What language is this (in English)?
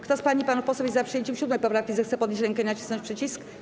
Polish